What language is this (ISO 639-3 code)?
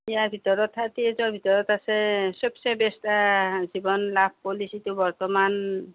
asm